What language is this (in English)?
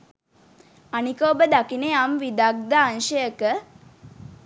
Sinhala